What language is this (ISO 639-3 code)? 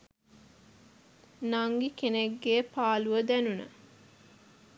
sin